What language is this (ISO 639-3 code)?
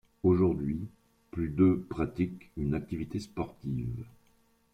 fra